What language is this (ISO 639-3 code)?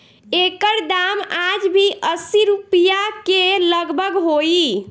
bho